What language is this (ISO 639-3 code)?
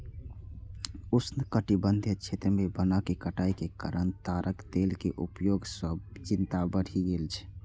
mai